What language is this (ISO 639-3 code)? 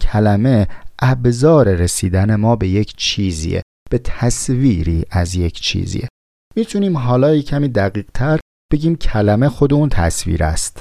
fas